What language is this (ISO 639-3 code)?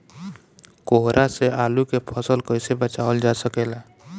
bho